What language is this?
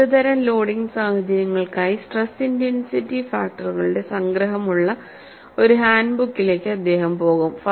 Malayalam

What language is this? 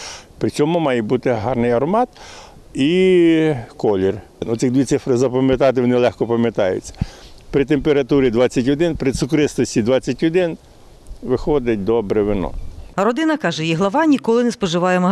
Ukrainian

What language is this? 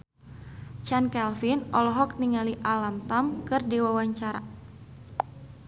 Sundanese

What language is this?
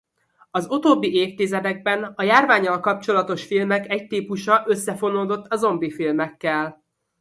Hungarian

